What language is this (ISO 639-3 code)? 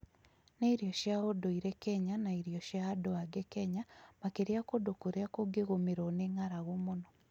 kik